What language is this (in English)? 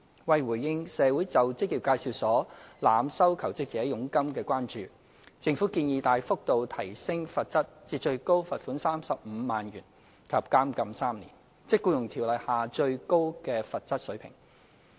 Cantonese